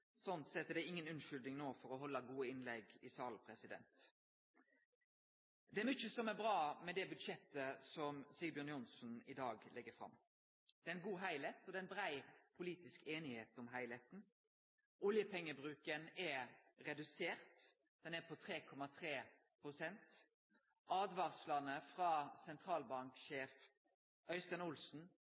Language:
Norwegian Nynorsk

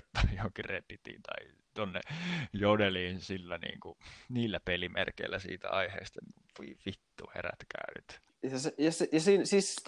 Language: Finnish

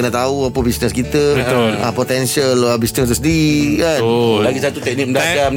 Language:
Malay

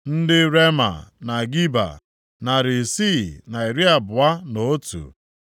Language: Igbo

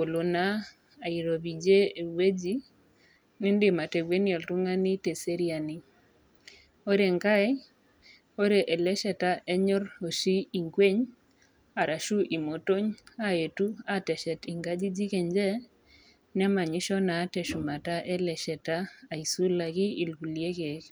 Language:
Masai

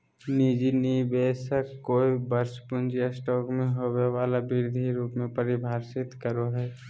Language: Magahi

